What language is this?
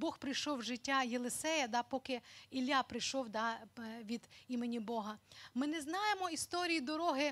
Ukrainian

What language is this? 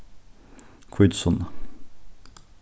Faroese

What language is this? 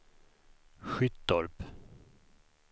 Swedish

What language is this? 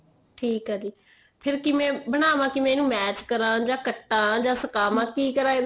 Punjabi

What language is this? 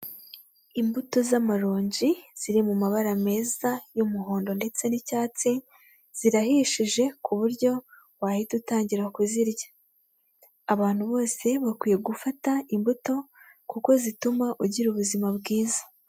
Kinyarwanda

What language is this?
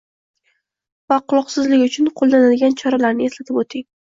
Uzbek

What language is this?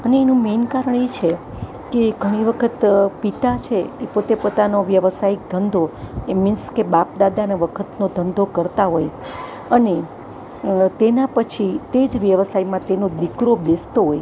Gujarati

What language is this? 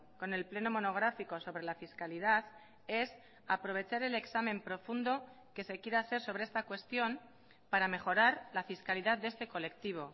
Spanish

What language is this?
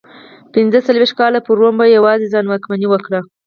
Pashto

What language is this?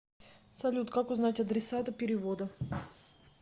Russian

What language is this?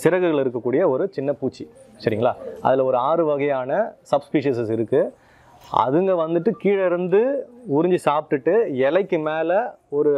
Korean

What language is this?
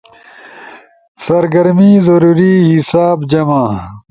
Ushojo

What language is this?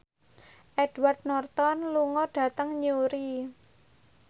Javanese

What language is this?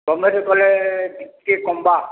Odia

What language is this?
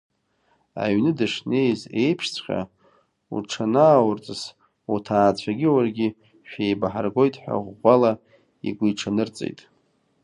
Abkhazian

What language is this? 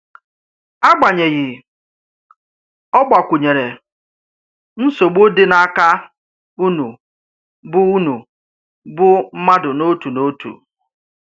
Igbo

